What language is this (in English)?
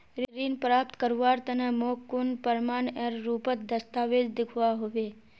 Magahi